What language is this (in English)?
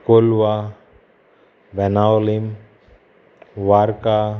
Konkani